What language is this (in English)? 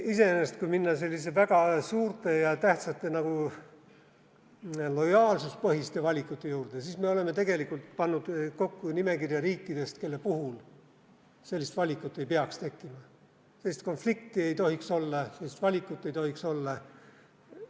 Estonian